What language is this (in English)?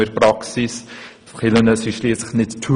Swiss German